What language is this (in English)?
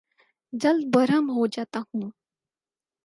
Urdu